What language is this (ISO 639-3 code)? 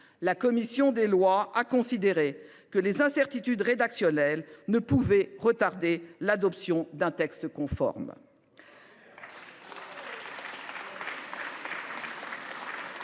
fra